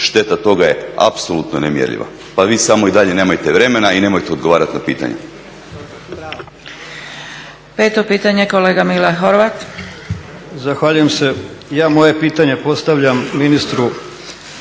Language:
Croatian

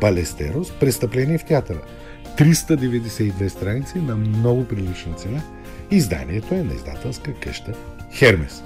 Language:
Bulgarian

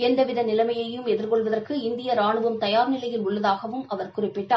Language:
Tamil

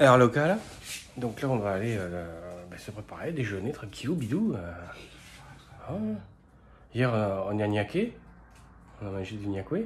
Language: French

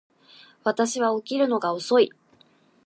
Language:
Japanese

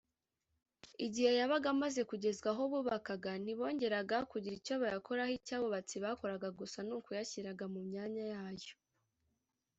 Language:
Kinyarwanda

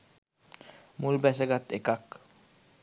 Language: Sinhala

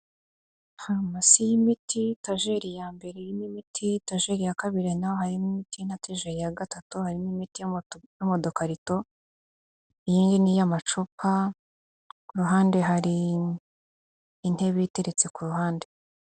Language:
Kinyarwanda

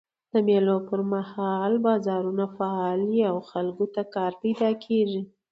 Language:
Pashto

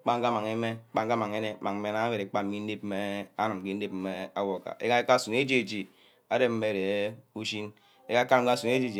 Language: Ubaghara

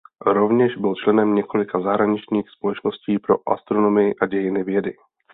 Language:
Czech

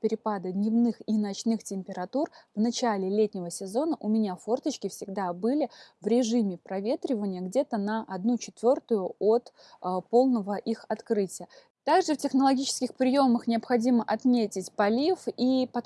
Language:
Russian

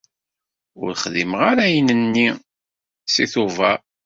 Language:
Kabyle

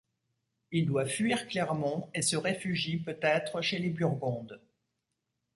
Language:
French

